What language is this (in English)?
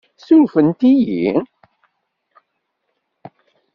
Kabyle